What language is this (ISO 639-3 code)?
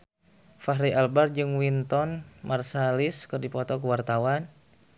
sun